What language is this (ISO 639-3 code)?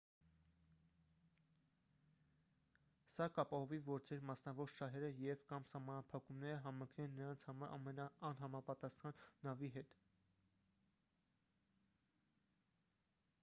hye